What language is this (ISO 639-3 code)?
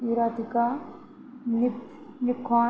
mar